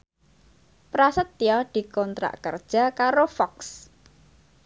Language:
Javanese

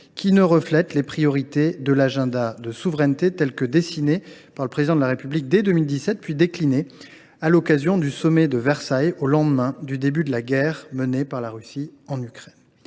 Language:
French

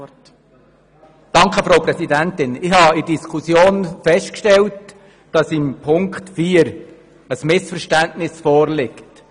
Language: Swiss German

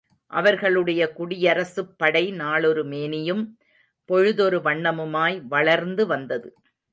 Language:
Tamil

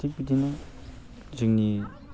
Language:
Bodo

